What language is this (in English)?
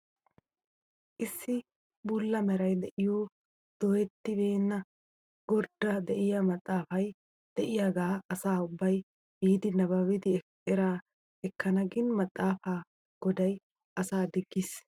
Wolaytta